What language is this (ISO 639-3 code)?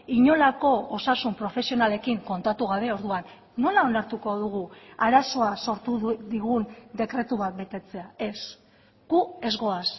eus